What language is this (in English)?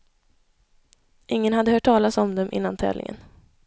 Swedish